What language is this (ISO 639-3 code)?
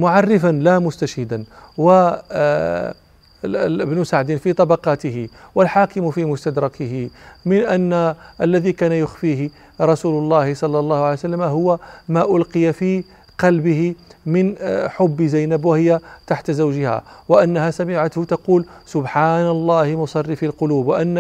ara